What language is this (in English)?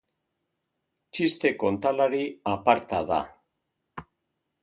Basque